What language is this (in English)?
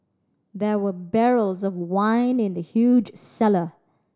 English